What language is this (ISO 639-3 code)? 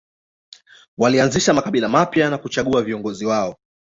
swa